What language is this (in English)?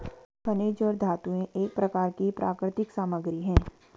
Hindi